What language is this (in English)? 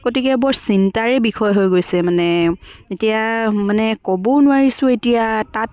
Assamese